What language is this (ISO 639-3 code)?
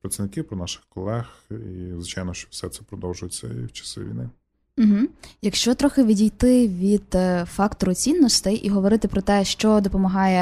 ukr